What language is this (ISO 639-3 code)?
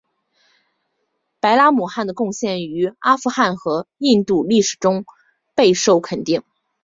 zho